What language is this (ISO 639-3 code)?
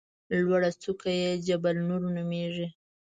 pus